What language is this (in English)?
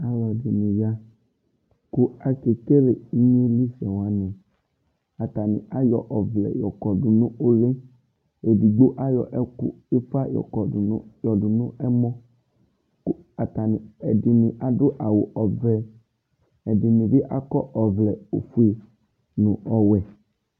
Ikposo